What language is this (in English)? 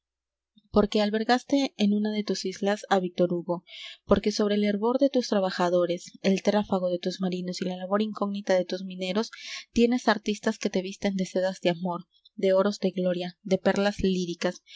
Spanish